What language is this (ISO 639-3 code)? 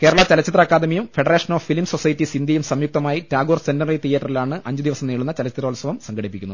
mal